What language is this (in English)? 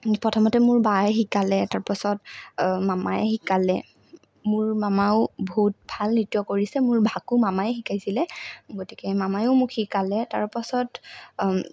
Assamese